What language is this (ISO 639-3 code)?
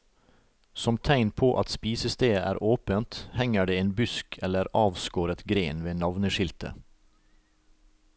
nor